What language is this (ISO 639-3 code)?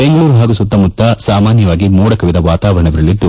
kan